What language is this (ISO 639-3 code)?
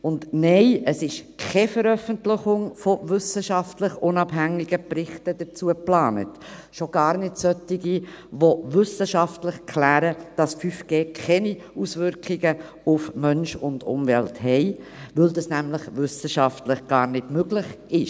gsw